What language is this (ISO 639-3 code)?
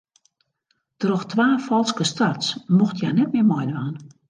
fry